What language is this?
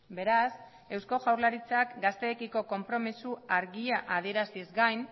Basque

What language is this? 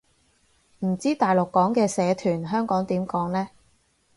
Cantonese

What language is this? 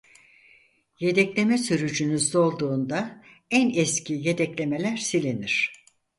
Turkish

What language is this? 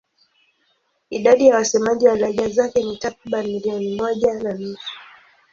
Swahili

